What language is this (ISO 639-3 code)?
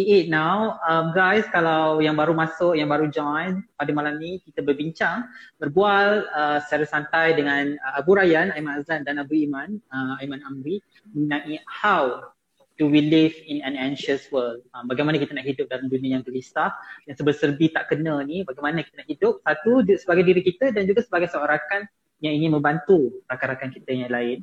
msa